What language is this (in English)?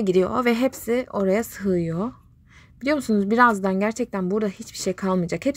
Turkish